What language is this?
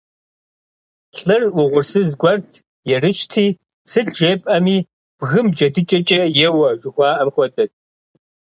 Kabardian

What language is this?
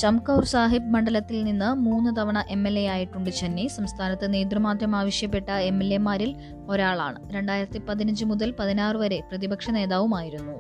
Malayalam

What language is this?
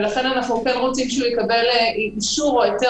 Hebrew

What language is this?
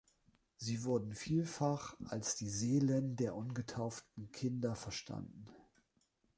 German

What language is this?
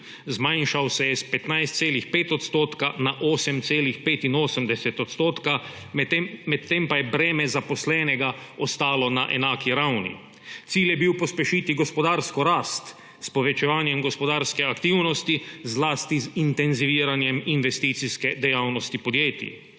Slovenian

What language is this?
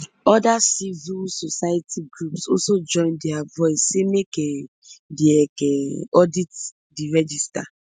Nigerian Pidgin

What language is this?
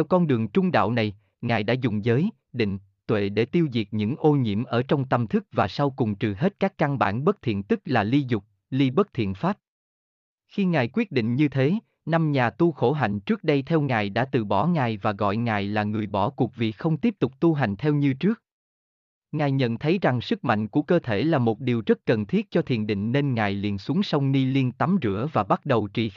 Vietnamese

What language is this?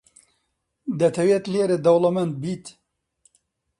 Central Kurdish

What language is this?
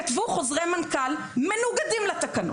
Hebrew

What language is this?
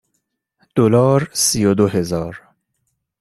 Persian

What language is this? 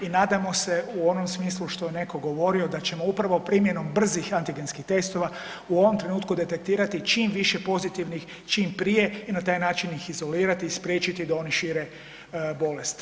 Croatian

